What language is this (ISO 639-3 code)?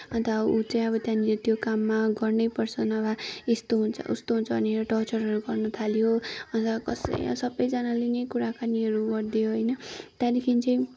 nep